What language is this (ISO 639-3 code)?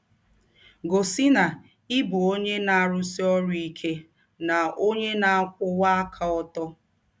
ibo